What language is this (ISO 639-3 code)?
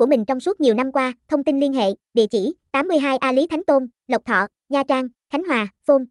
vie